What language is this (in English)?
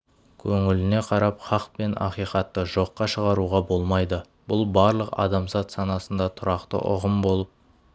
Kazakh